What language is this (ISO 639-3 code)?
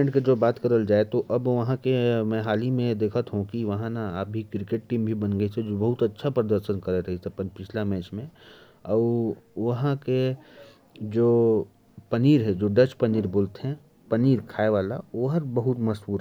kfp